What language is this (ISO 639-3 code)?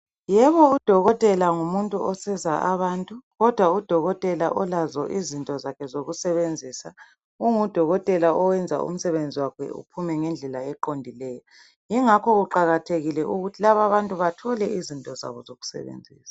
nde